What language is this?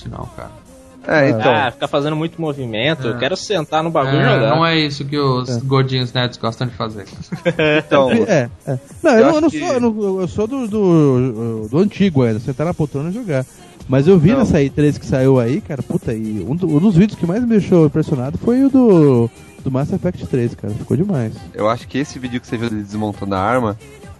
Portuguese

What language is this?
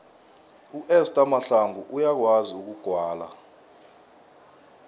South Ndebele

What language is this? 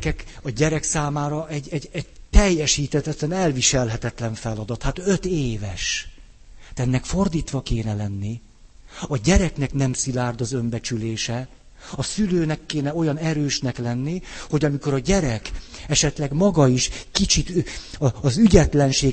Hungarian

